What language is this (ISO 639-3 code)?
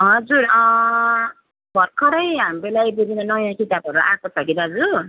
nep